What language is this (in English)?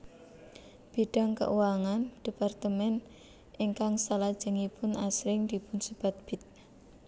Javanese